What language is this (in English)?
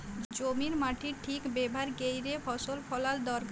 Bangla